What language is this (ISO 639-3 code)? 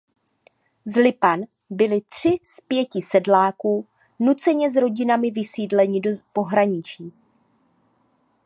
ces